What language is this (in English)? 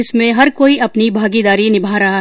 Hindi